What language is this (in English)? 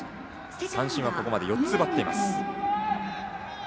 Japanese